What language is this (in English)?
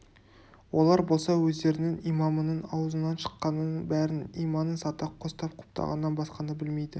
Kazakh